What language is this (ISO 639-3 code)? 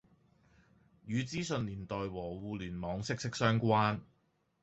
yue